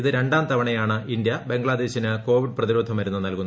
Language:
Malayalam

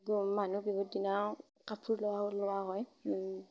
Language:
Assamese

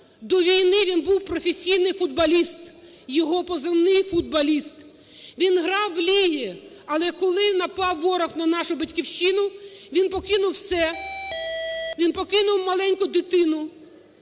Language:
Ukrainian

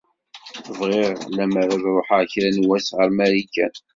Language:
Kabyle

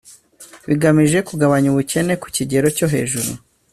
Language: Kinyarwanda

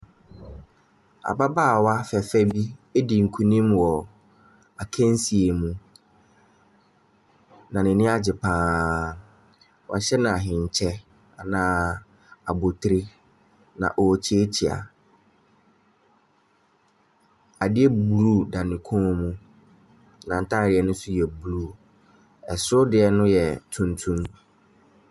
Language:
Akan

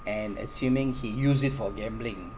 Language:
English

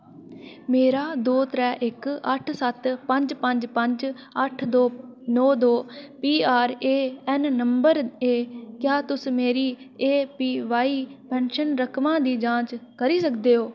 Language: Dogri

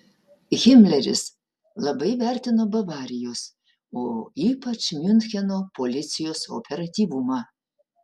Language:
Lithuanian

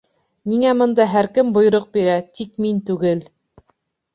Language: Bashkir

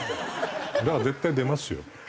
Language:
Japanese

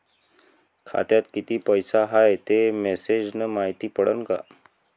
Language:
Marathi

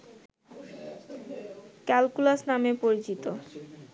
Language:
Bangla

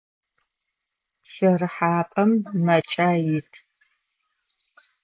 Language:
Adyghe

